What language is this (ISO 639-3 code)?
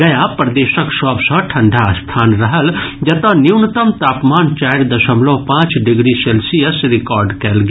mai